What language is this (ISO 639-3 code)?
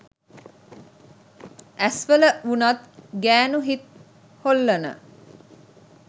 sin